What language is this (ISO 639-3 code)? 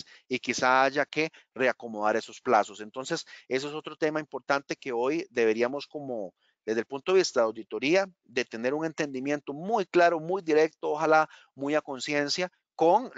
spa